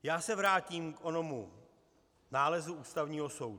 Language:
Czech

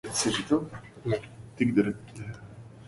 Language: Arabic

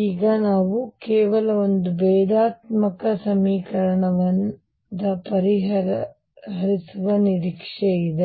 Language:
Kannada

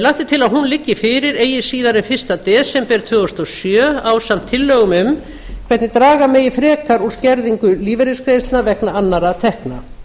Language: Icelandic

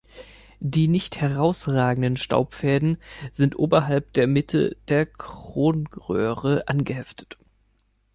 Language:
German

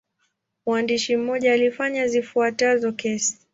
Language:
Swahili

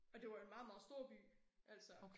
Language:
Danish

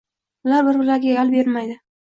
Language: Uzbek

